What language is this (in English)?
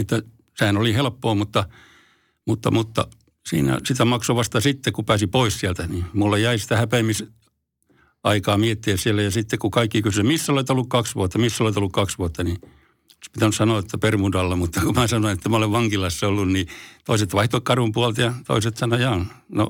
Finnish